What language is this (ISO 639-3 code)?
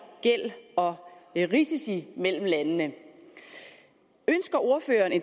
dan